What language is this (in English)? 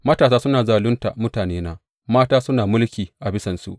Hausa